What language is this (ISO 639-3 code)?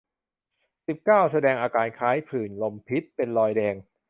tha